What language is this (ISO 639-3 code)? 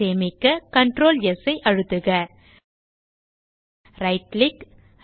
tam